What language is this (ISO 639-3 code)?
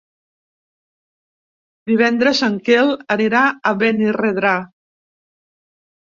cat